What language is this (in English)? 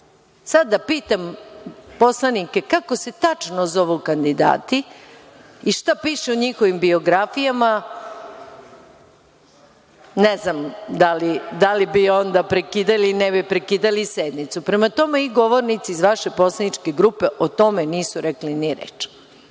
Serbian